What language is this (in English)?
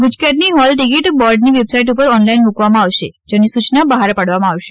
Gujarati